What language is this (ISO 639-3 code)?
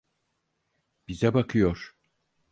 tur